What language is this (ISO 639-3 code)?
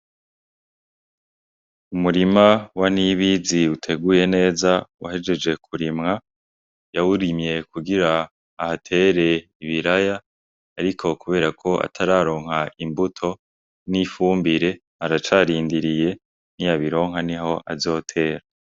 run